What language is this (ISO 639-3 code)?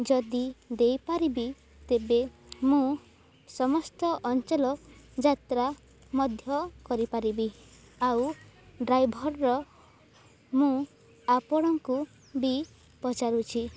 ori